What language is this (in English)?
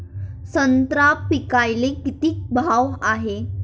Marathi